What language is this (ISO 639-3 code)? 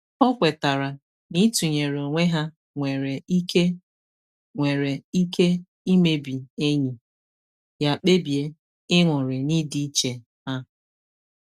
ibo